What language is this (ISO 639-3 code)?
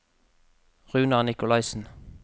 nor